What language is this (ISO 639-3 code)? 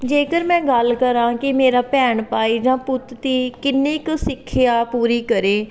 pan